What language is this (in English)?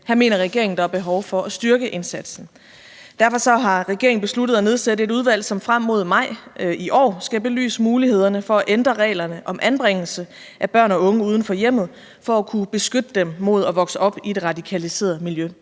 Danish